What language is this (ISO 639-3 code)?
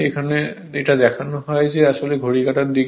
ben